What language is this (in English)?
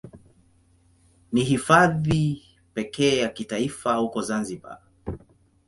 Swahili